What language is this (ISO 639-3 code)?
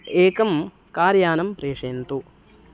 san